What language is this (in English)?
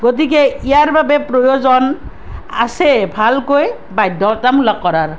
Assamese